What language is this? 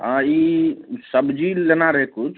Maithili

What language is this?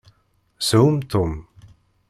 Kabyle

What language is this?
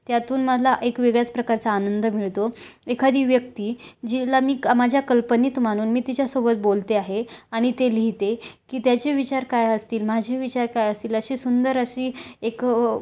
Marathi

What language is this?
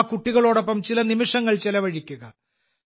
Malayalam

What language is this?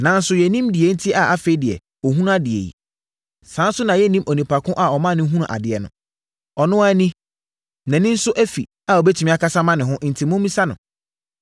Akan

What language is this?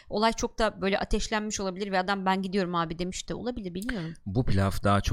Turkish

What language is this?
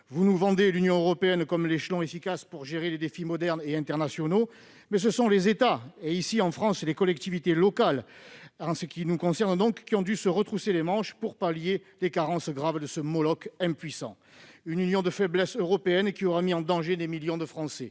French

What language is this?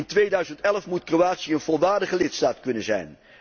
Dutch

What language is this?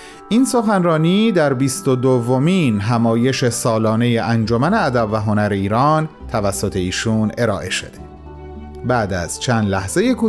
Persian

